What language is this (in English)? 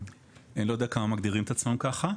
Hebrew